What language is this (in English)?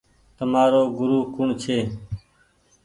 Goaria